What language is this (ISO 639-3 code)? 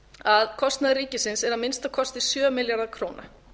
isl